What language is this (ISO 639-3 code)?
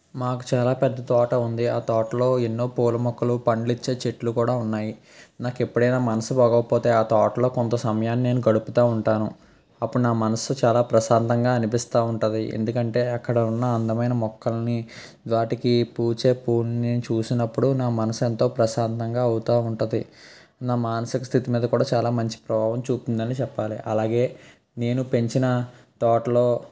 tel